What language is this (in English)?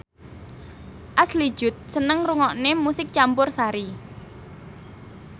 Javanese